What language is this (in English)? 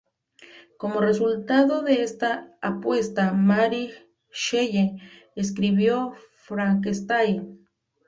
Spanish